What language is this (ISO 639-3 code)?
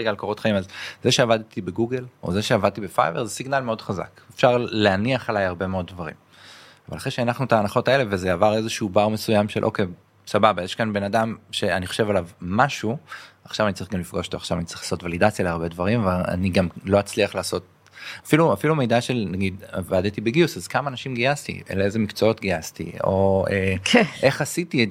heb